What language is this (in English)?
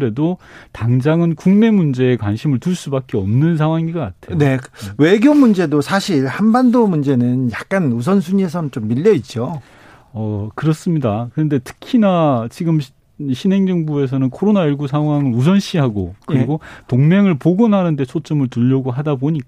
Korean